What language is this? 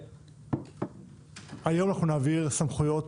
Hebrew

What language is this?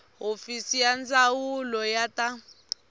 Tsonga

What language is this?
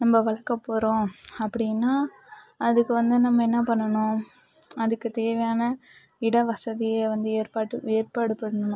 Tamil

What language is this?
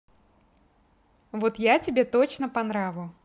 Russian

